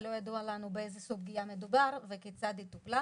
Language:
Hebrew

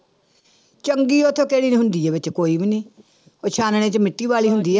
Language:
Punjabi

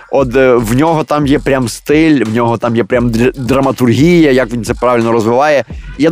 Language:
Ukrainian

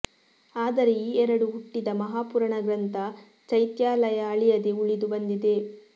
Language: Kannada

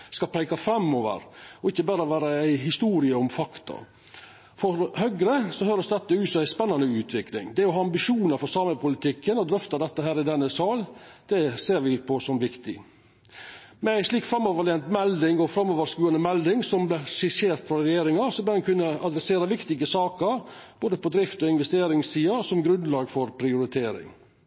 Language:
Norwegian Nynorsk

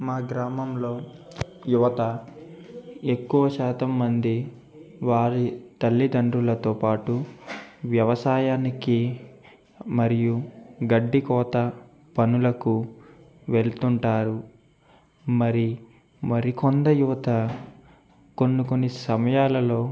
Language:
Telugu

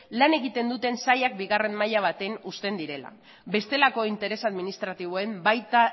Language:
Basque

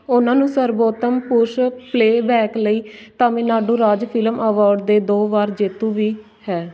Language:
Punjabi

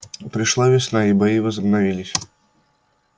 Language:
Russian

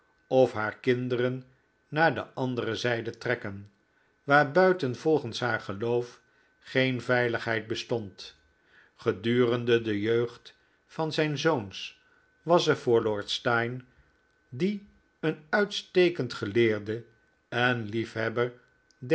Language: Dutch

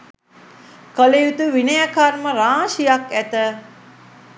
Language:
Sinhala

